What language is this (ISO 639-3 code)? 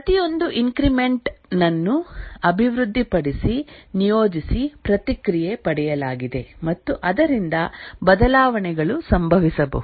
kan